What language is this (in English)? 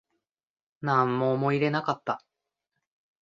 Japanese